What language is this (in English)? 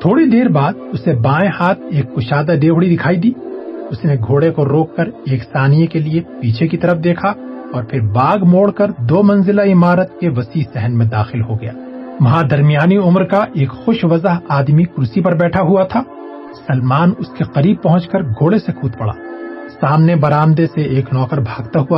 Urdu